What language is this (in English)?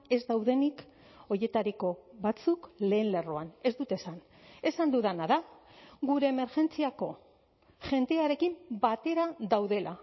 Basque